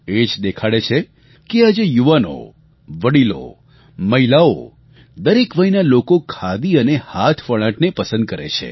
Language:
Gujarati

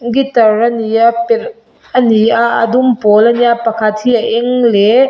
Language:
Mizo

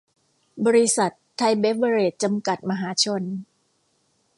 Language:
Thai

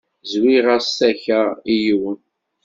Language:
Kabyle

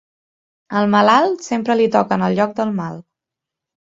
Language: Catalan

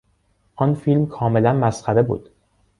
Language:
Persian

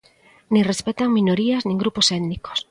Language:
Galician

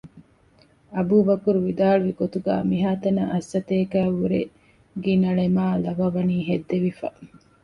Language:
Divehi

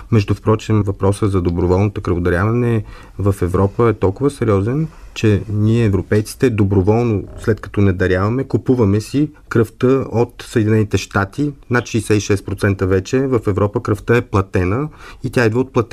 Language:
Bulgarian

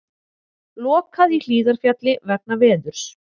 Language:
Icelandic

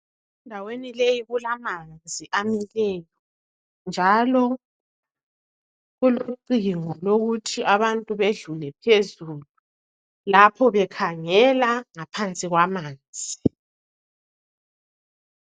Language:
North Ndebele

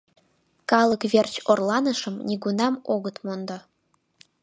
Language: Mari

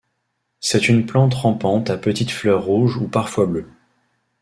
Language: French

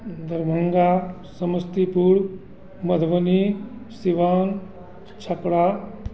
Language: Hindi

